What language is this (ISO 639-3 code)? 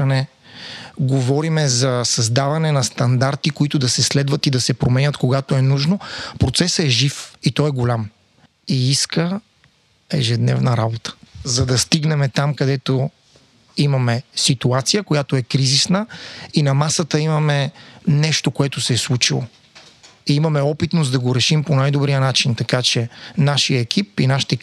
bul